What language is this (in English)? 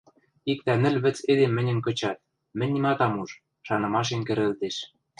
Western Mari